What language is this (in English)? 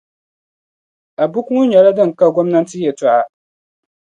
Dagbani